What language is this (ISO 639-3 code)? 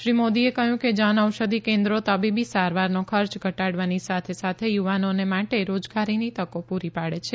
guj